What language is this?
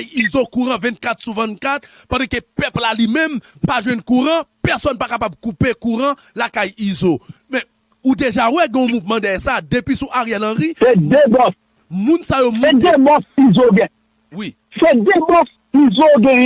French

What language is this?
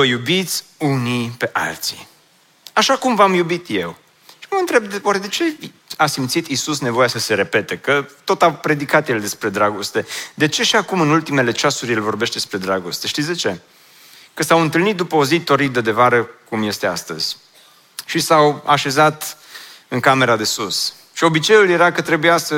Romanian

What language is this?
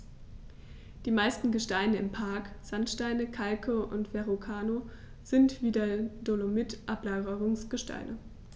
German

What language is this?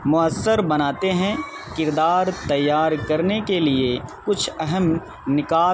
Urdu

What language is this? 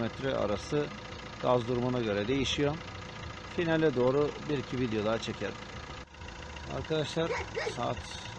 Turkish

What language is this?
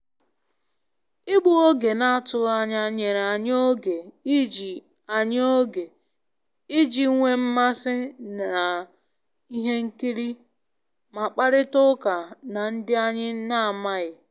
Igbo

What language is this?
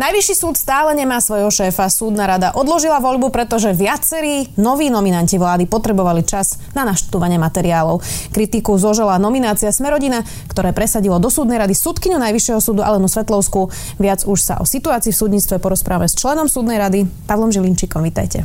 Slovak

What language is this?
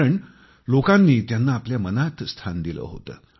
Marathi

